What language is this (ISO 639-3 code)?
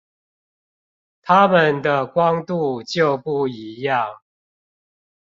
zho